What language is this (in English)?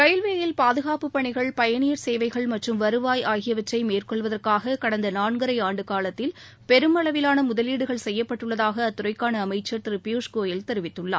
Tamil